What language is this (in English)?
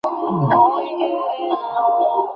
Bangla